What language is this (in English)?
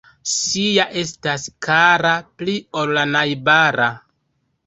Esperanto